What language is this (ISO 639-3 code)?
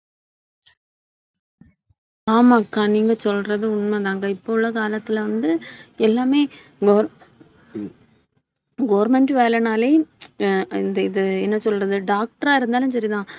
tam